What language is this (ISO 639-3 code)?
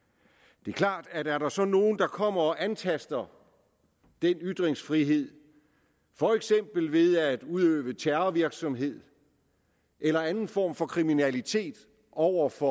dan